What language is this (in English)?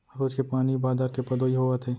Chhattisgarhi